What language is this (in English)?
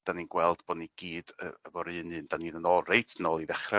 Welsh